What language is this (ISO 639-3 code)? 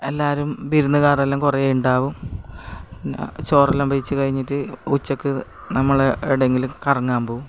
mal